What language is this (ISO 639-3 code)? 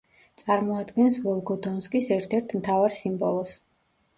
kat